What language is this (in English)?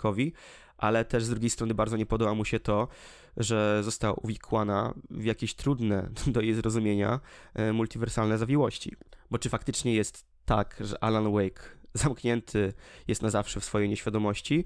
Polish